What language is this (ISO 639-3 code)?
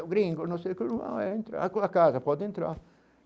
por